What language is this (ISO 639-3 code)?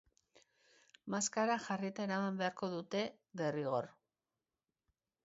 eus